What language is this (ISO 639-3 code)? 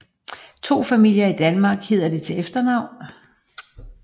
dan